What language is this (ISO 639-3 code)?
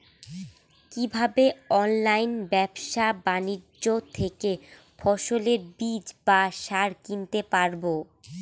ben